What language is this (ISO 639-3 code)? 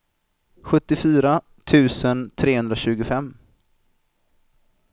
swe